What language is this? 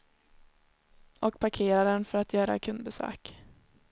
Swedish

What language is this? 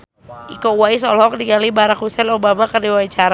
Sundanese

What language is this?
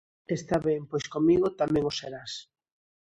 Galician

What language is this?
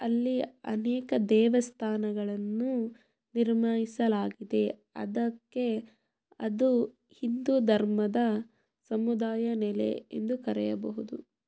Kannada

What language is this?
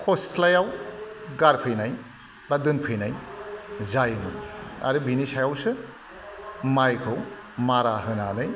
Bodo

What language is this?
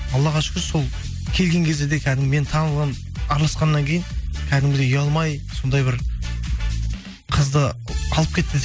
Kazakh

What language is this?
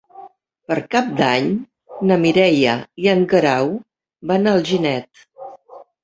Catalan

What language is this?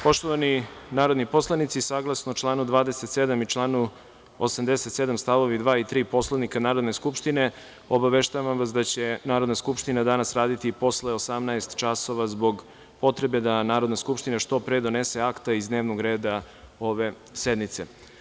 Serbian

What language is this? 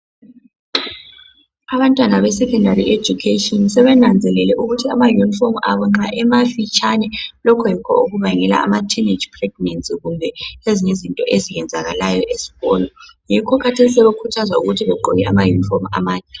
North Ndebele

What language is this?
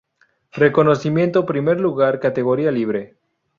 Spanish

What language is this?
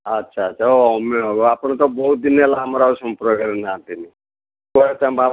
Odia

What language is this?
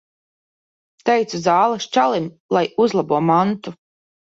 Latvian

